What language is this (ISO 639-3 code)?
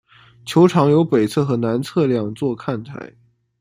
zho